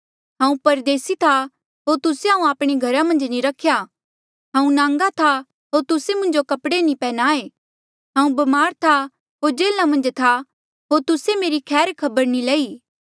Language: Mandeali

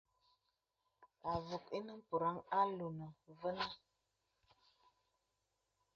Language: Bebele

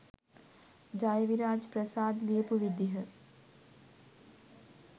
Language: Sinhala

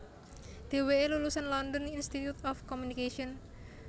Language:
Javanese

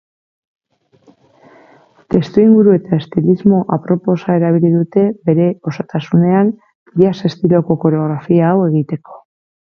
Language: Basque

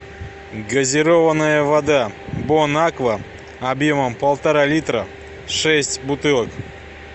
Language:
Russian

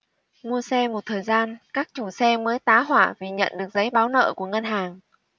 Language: Vietnamese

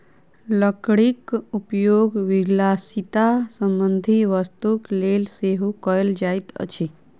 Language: Maithili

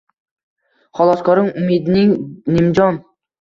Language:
Uzbek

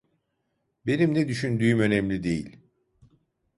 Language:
Turkish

